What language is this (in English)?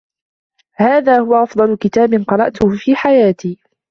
Arabic